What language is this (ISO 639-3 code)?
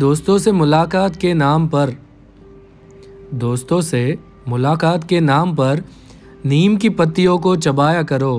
guj